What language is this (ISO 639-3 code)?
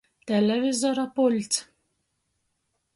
ltg